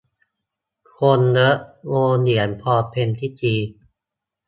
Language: Thai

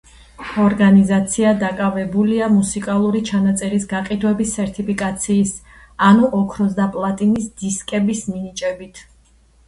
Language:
Georgian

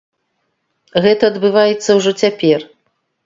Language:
Belarusian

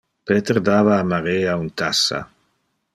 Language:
Interlingua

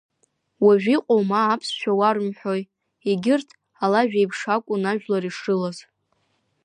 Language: Abkhazian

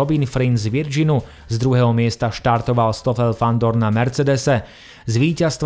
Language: Slovak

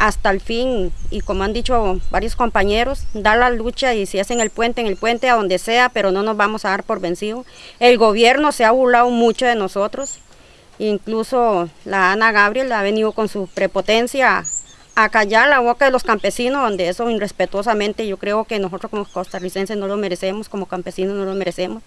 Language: Spanish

